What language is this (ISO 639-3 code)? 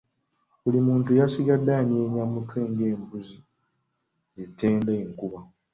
lug